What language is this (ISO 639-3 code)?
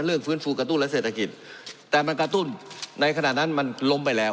tha